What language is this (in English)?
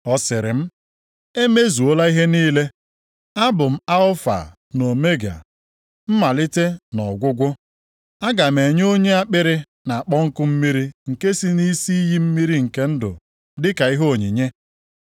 Igbo